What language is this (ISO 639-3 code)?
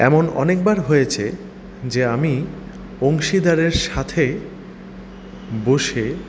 ben